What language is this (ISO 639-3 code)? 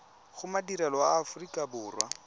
tsn